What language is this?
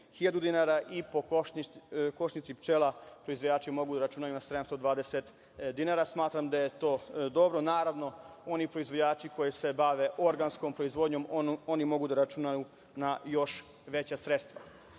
Serbian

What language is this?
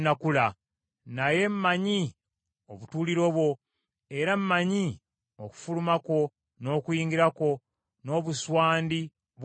Ganda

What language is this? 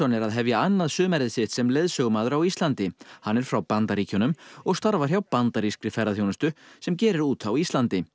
Icelandic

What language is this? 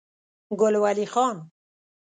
Pashto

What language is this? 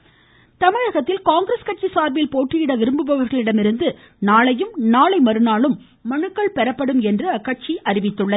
Tamil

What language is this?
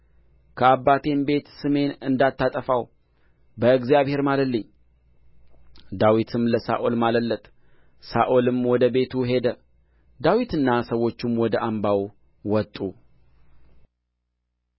Amharic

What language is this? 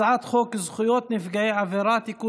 Hebrew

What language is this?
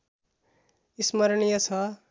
Nepali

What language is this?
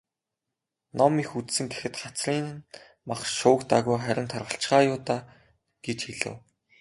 Mongolian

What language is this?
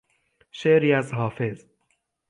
Persian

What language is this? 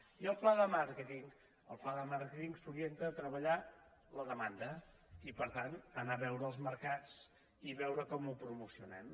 Catalan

